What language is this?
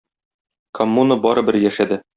Tatar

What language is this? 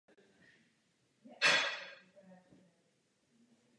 Czech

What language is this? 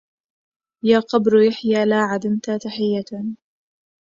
Arabic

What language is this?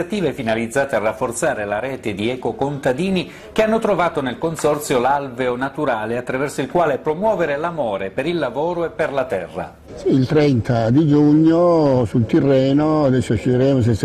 Italian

